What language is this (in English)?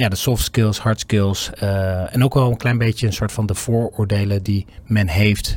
Dutch